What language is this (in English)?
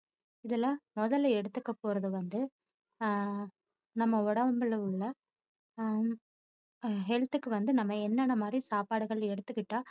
Tamil